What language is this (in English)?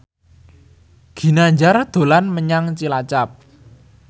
Javanese